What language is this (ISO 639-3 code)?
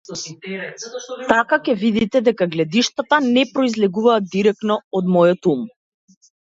mkd